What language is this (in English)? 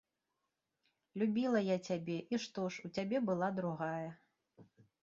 Belarusian